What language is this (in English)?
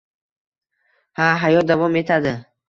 Uzbek